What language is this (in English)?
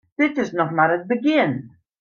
Western Frisian